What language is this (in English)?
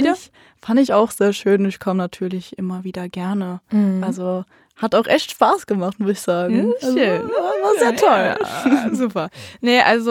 German